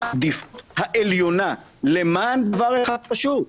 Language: Hebrew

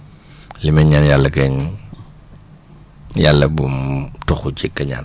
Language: Wolof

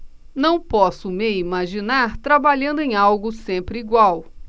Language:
Portuguese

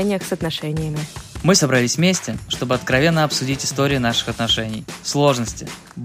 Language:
Russian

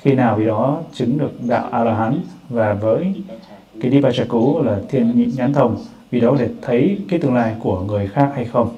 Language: Vietnamese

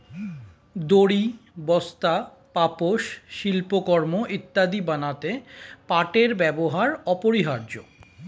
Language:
Bangla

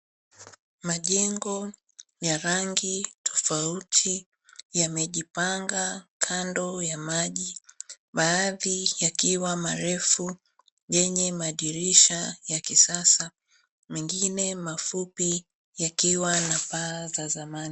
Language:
Swahili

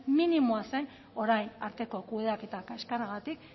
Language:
Basque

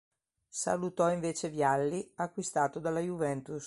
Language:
Italian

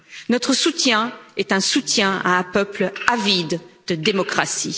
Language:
French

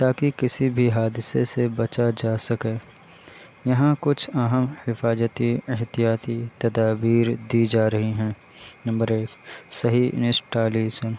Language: Urdu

